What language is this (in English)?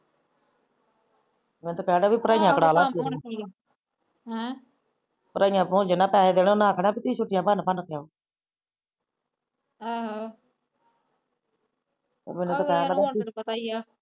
Punjabi